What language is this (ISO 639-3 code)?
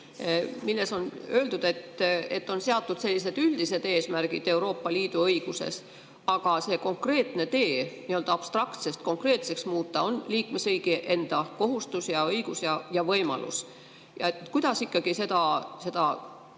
est